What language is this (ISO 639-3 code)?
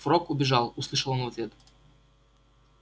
rus